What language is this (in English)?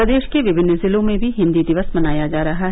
Hindi